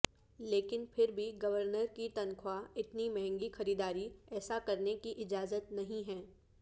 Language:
Urdu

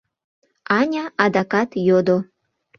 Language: Mari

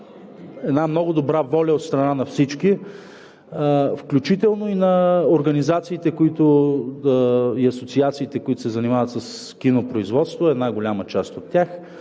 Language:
Bulgarian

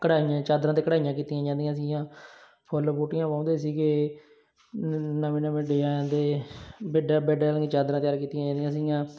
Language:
Punjabi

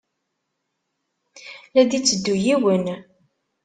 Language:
Kabyle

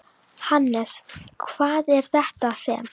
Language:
Icelandic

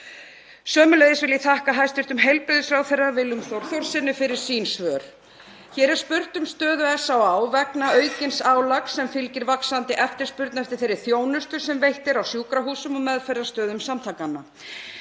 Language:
Icelandic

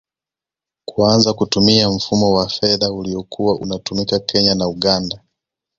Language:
Swahili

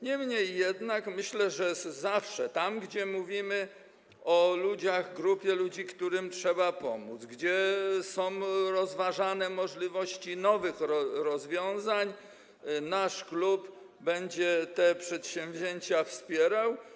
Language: Polish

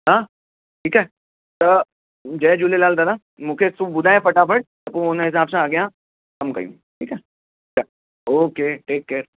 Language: Sindhi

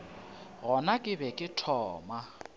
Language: Northern Sotho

